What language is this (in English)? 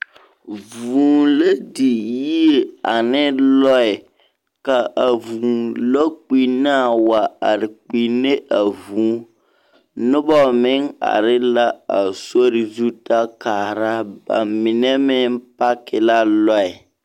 Southern Dagaare